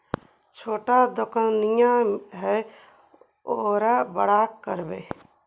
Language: Magahi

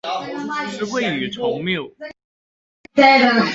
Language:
Chinese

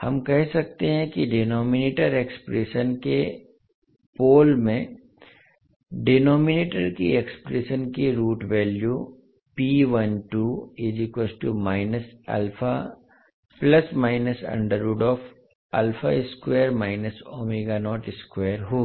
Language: Hindi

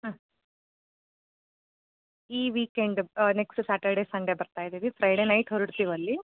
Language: Kannada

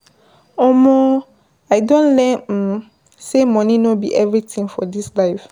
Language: Nigerian Pidgin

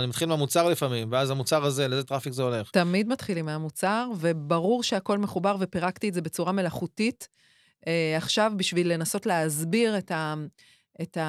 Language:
Hebrew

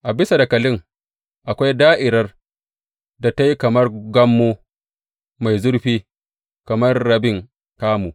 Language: Hausa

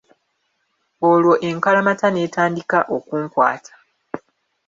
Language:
Ganda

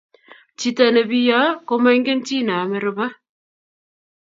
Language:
Kalenjin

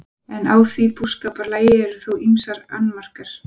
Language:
Icelandic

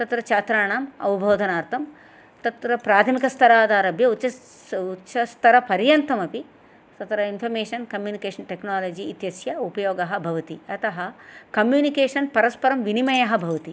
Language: Sanskrit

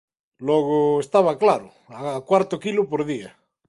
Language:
Galician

